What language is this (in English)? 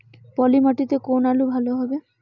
Bangla